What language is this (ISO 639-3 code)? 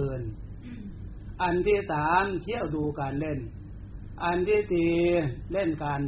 tha